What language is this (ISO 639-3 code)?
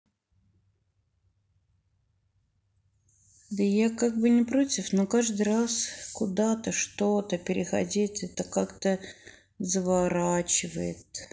rus